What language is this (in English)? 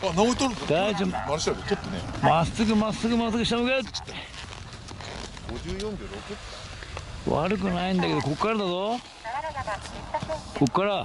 Japanese